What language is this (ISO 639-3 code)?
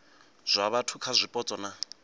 ven